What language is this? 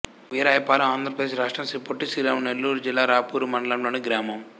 Telugu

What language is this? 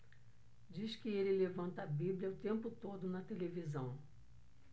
Portuguese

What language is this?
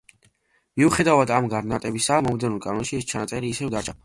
Georgian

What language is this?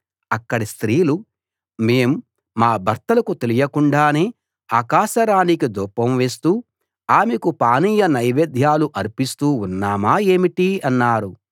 Telugu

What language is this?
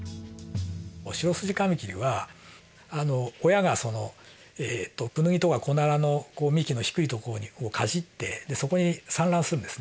Japanese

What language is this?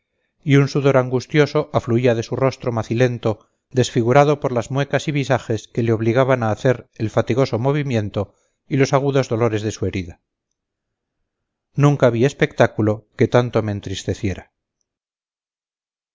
Spanish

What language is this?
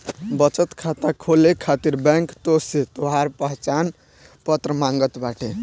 Bhojpuri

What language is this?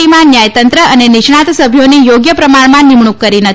Gujarati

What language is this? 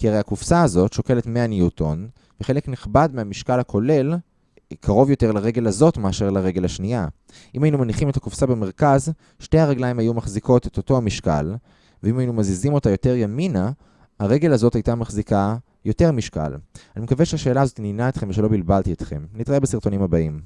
Hebrew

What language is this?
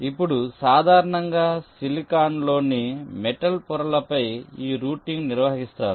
Telugu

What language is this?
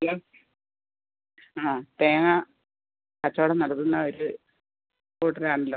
Malayalam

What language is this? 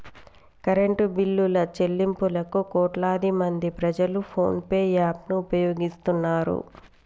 Telugu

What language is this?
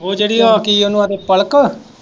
Punjabi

